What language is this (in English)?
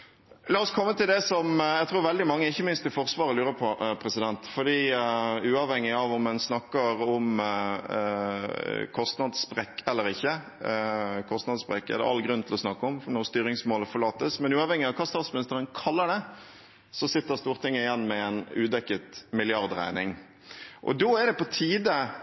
Norwegian Bokmål